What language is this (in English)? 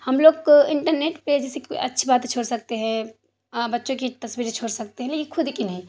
Urdu